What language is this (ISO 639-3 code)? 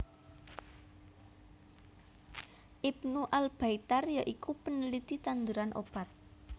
jav